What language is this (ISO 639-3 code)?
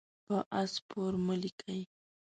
pus